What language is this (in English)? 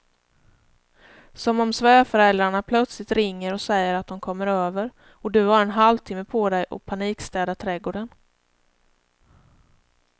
Swedish